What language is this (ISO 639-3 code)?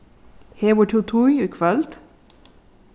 fao